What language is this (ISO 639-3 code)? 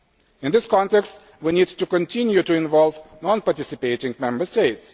eng